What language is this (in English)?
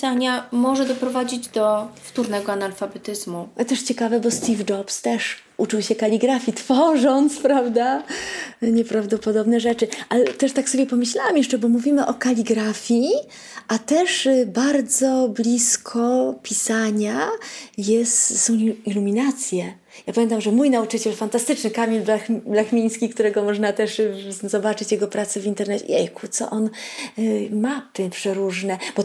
Polish